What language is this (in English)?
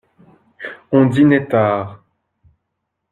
French